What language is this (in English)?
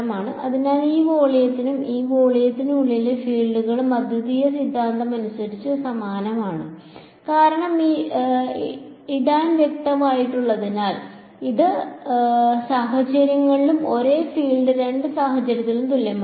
Malayalam